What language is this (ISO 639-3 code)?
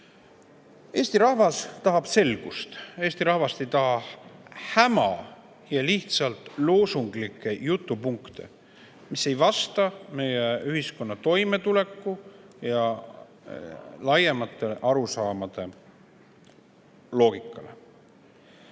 est